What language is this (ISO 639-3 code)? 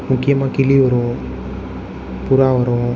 tam